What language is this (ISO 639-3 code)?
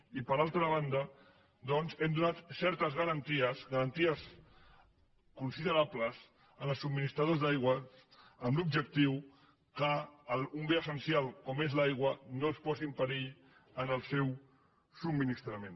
cat